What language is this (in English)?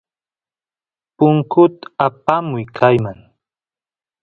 Santiago del Estero Quichua